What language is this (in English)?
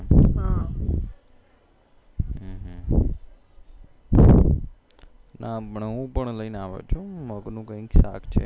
Gujarati